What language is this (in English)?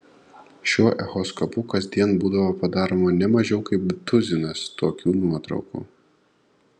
Lithuanian